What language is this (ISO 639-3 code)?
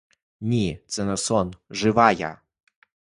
ukr